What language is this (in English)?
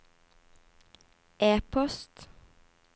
Norwegian